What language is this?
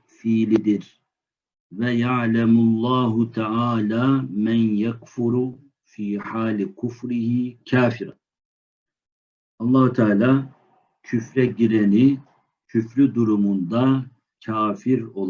Turkish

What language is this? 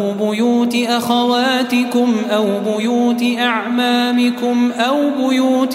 Arabic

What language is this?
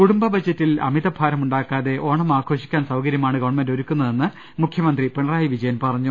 Malayalam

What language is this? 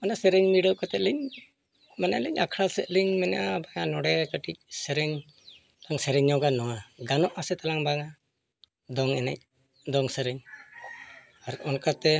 Santali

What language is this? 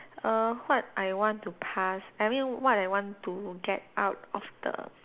English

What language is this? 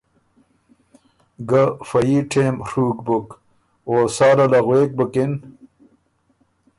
Ormuri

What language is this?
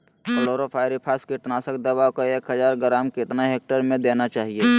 Magahi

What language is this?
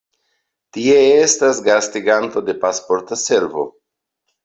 Esperanto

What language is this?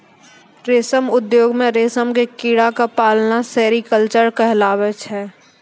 Maithili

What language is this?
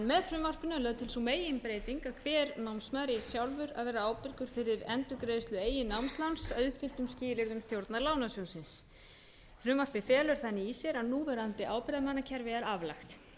Icelandic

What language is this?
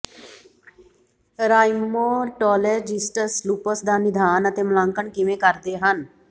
Punjabi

